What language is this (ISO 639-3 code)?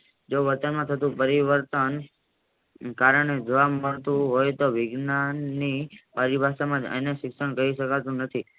guj